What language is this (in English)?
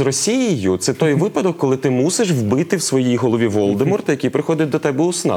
Ukrainian